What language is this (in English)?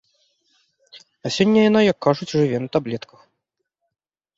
Belarusian